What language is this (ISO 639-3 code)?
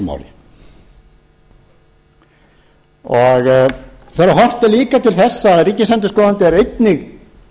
isl